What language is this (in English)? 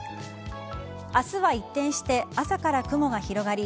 Japanese